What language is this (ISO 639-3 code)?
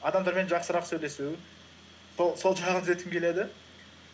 kaz